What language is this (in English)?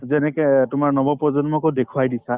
Assamese